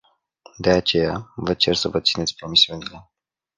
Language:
Romanian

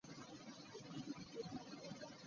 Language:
Ganda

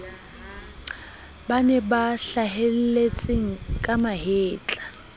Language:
Southern Sotho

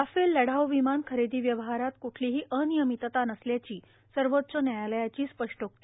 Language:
Marathi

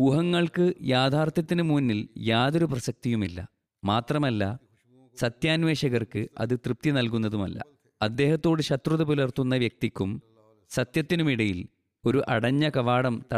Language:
Malayalam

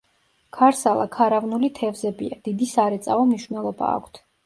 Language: Georgian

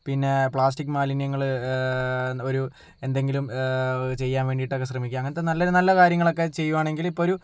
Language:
Malayalam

